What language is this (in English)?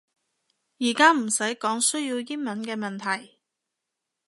Cantonese